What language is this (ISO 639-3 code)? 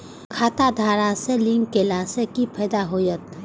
mai